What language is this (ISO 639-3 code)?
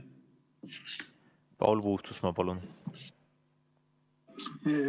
est